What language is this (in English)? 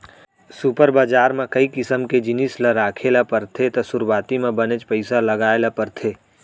Chhattisgarhi